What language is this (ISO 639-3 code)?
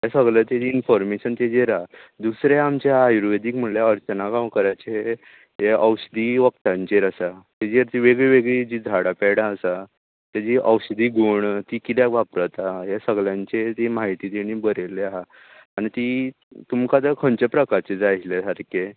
kok